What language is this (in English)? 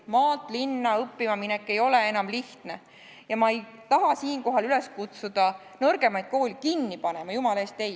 Estonian